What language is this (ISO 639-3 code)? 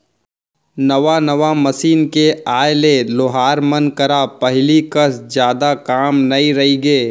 hne